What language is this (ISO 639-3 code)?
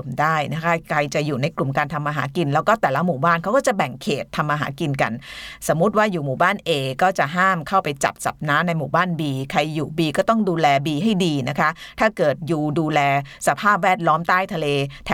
tha